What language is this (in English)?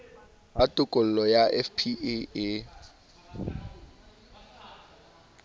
Southern Sotho